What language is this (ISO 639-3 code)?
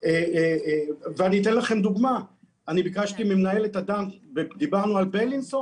heb